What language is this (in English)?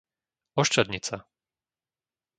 Slovak